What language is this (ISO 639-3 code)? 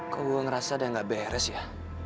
ind